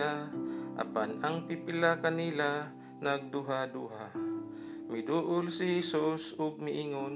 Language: Filipino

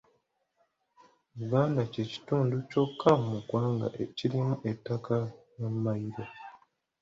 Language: Ganda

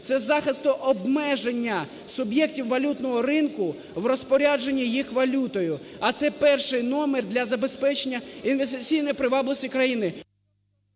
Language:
Ukrainian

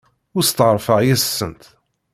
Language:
Kabyle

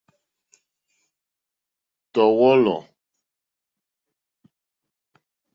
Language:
Mokpwe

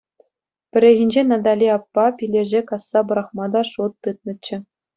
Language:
Chuvash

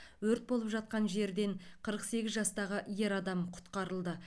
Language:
Kazakh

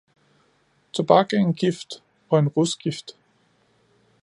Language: Danish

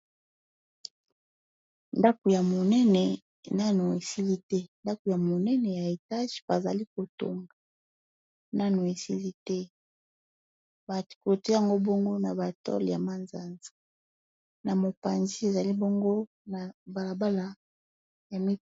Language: Lingala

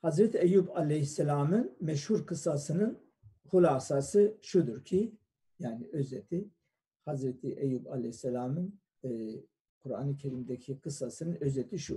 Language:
Turkish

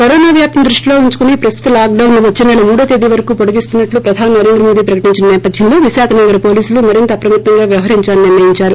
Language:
Telugu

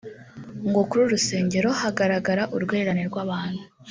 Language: Kinyarwanda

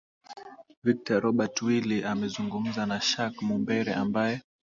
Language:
Swahili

